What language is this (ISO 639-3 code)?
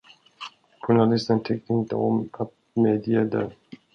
swe